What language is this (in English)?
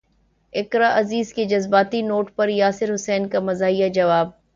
Urdu